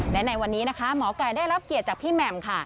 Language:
Thai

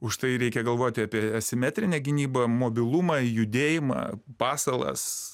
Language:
Lithuanian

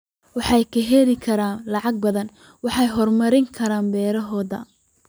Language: Somali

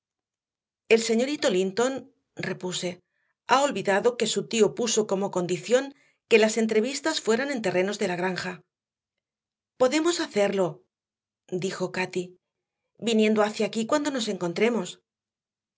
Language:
Spanish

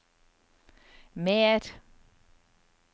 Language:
Norwegian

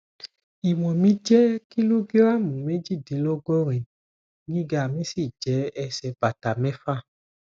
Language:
Yoruba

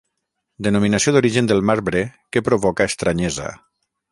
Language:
Catalan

